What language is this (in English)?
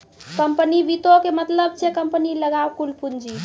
Maithili